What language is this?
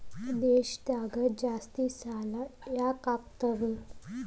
Kannada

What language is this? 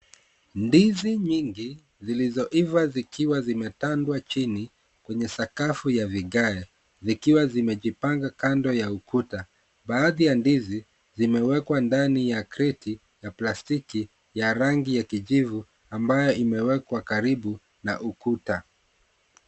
Swahili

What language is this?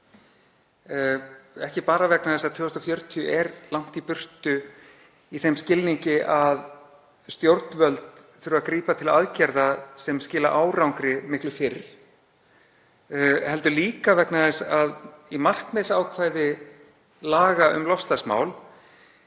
Icelandic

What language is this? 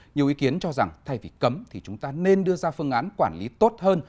Vietnamese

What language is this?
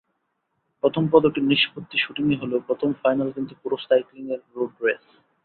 Bangla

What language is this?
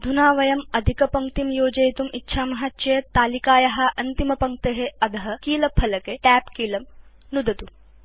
Sanskrit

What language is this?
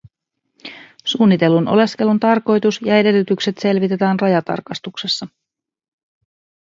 Finnish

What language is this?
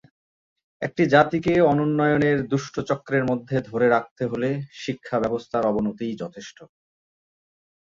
Bangla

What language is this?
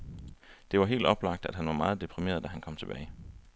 Danish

